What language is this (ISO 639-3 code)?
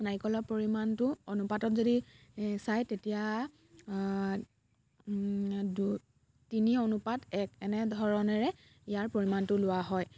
asm